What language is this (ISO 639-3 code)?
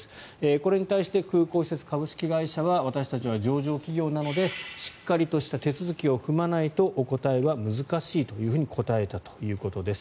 jpn